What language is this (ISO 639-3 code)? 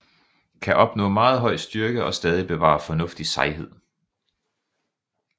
dan